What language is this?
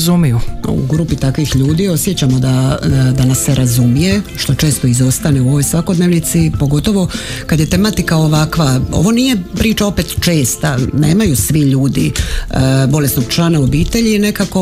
Croatian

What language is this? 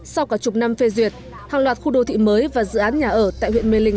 Vietnamese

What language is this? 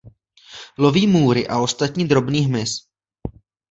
Czech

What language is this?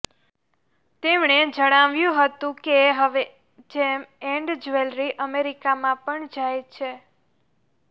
Gujarati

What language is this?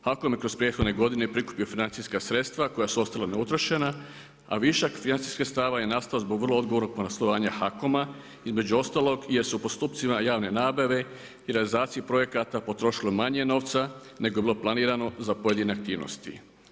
Croatian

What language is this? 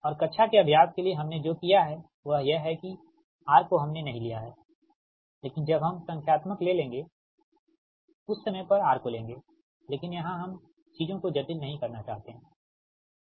Hindi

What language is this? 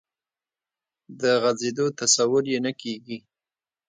Pashto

